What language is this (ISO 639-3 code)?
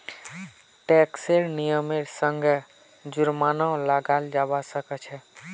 mag